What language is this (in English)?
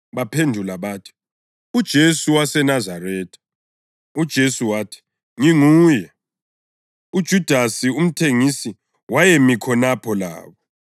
North Ndebele